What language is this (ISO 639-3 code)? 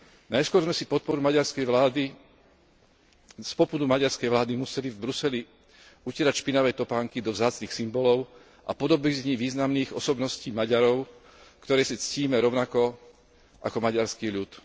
slk